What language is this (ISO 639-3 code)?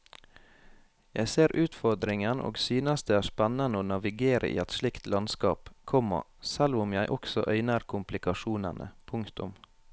nor